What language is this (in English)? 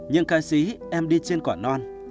Vietnamese